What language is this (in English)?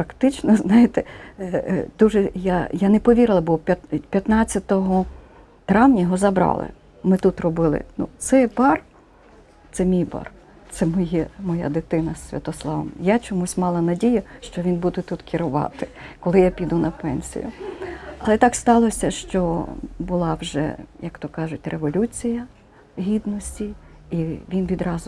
Ukrainian